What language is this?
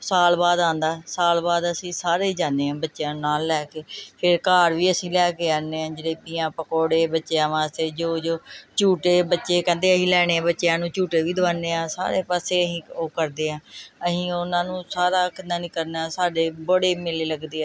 Punjabi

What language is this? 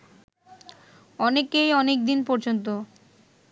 Bangla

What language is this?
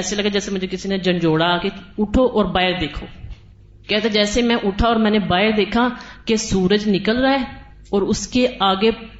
Urdu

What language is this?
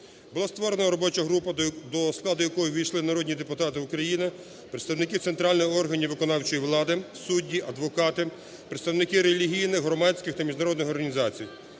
Ukrainian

